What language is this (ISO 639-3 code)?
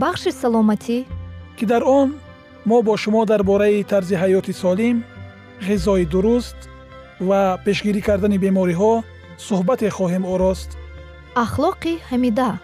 fas